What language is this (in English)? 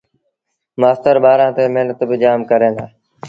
Sindhi Bhil